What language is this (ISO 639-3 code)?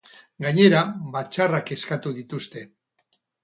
eus